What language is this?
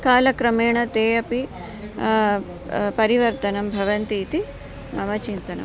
Sanskrit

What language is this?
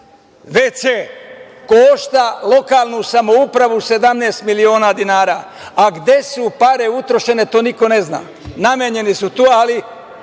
Serbian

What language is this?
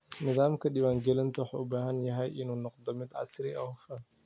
Somali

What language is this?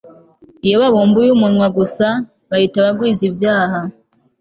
Kinyarwanda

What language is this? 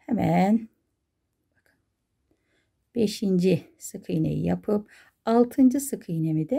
Turkish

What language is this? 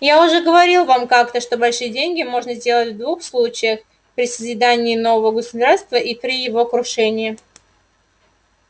Russian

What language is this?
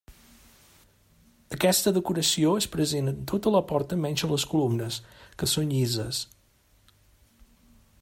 Catalan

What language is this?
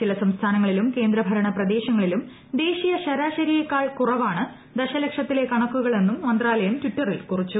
Malayalam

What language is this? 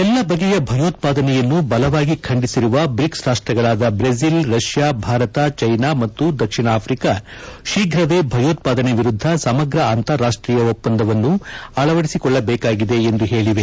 Kannada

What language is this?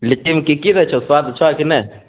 Maithili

